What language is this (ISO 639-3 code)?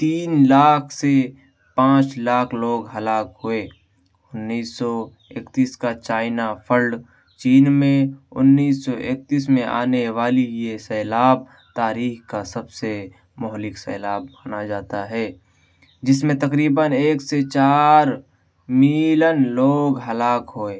urd